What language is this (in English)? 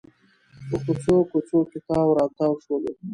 Pashto